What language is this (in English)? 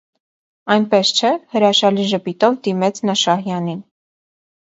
Armenian